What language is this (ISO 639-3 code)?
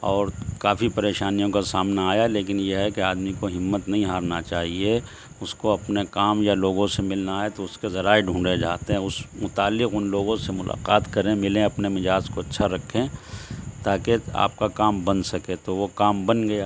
urd